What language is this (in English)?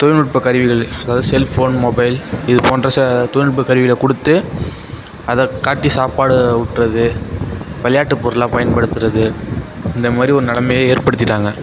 Tamil